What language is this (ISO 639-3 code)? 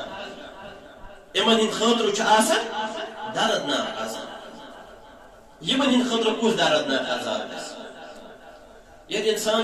ara